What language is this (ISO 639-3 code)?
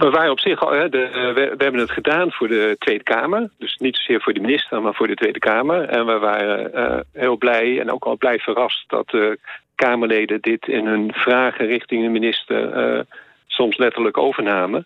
nld